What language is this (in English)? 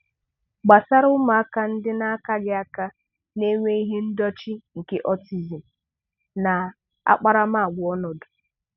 Igbo